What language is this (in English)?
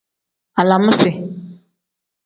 Tem